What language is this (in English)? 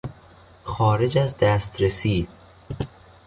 Persian